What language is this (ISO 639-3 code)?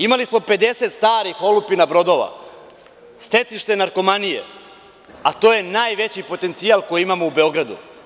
srp